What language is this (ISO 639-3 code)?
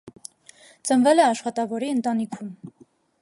hye